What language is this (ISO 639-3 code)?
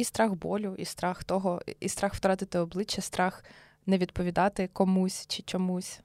ukr